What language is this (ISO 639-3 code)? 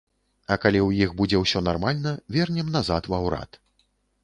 bel